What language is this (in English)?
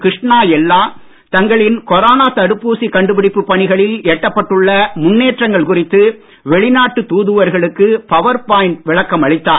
Tamil